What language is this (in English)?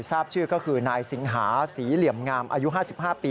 Thai